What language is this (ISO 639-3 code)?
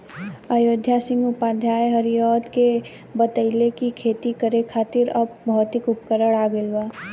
bho